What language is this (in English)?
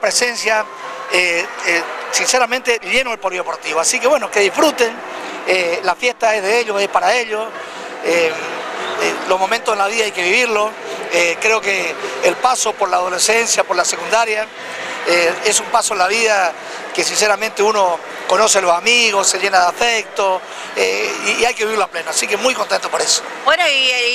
Spanish